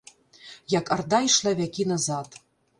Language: Belarusian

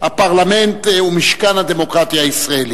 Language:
Hebrew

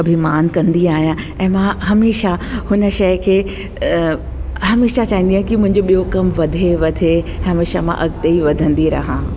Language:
Sindhi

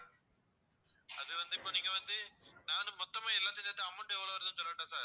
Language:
Tamil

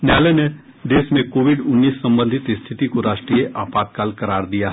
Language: Hindi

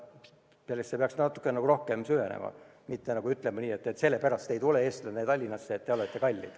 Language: Estonian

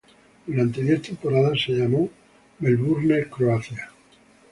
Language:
Spanish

